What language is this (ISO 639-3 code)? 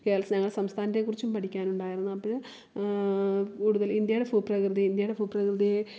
mal